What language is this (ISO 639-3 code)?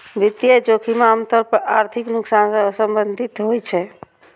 mai